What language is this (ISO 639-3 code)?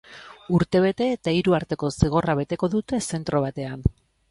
eus